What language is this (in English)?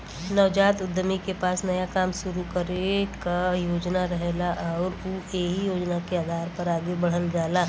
Bhojpuri